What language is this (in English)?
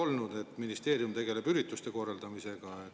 Estonian